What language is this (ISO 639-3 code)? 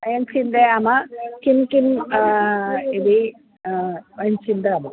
san